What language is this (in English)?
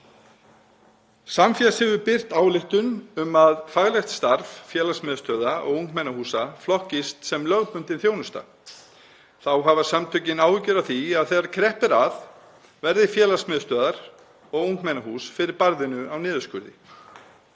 Icelandic